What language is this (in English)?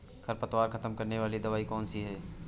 Hindi